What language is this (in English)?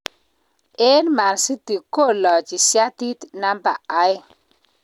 Kalenjin